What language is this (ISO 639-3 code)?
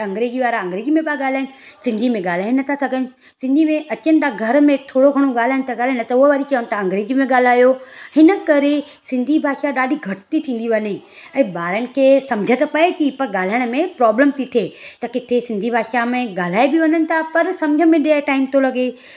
snd